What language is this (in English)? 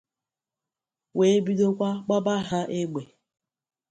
Igbo